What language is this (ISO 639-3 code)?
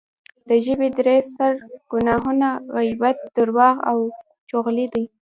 pus